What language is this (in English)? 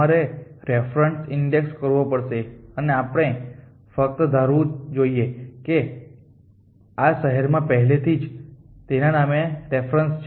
Gujarati